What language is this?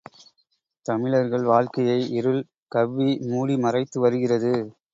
Tamil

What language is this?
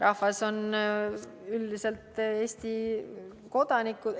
Estonian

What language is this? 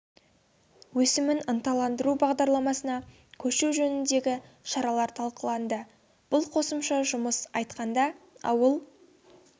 Kazakh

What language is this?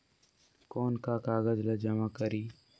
Chhattisgarhi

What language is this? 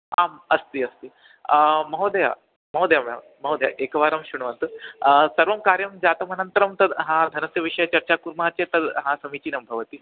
Sanskrit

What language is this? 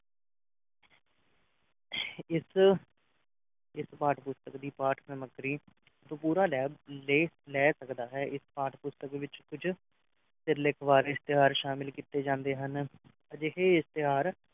Punjabi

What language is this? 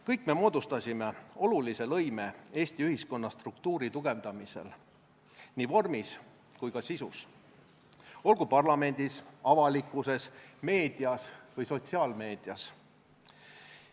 Estonian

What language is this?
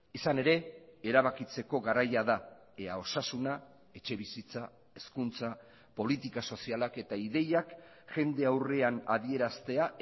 Basque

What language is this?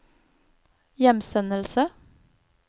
Norwegian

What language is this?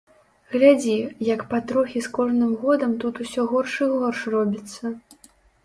Belarusian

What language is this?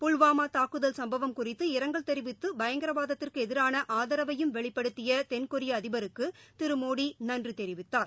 Tamil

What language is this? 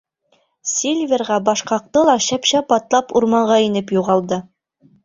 Bashkir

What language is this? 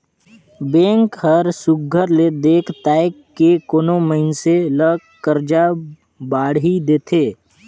Chhattisgarhi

